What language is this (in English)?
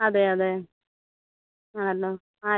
Malayalam